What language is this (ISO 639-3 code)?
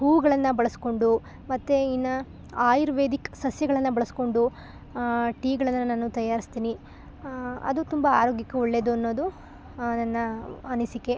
kan